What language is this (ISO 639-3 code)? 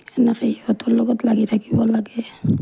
asm